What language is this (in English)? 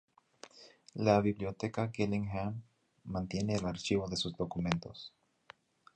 Spanish